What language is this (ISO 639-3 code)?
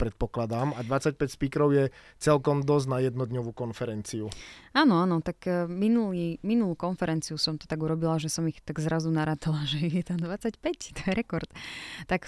slk